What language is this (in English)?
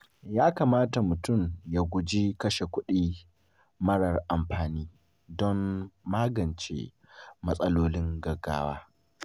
Hausa